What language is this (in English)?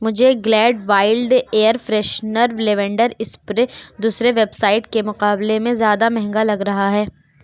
Urdu